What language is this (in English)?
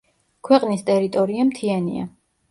Georgian